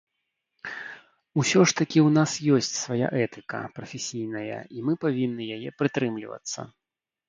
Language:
Belarusian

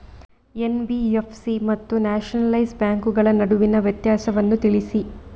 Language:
Kannada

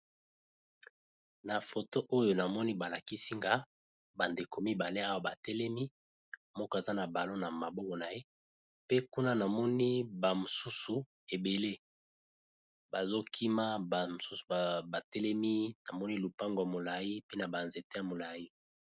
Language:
Lingala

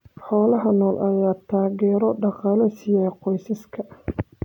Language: Somali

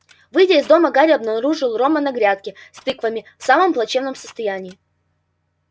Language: Russian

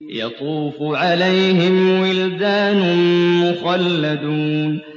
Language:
Arabic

